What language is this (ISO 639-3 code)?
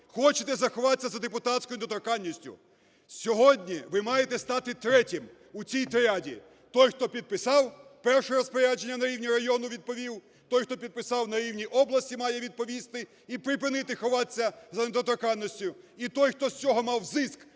ukr